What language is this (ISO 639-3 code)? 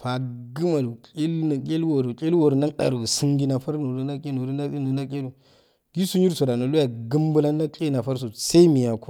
aal